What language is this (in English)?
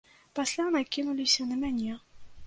Belarusian